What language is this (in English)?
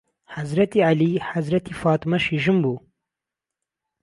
Central Kurdish